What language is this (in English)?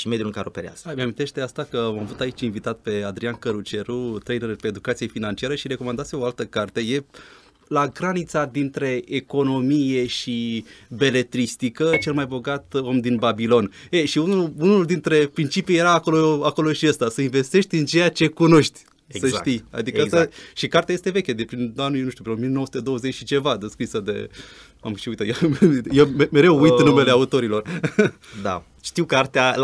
Romanian